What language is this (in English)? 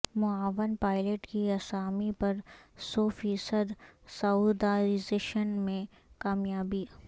Urdu